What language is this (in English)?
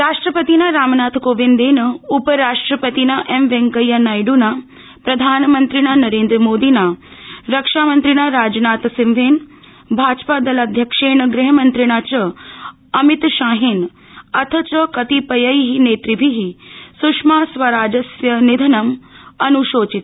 Sanskrit